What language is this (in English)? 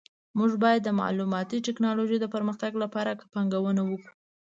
Pashto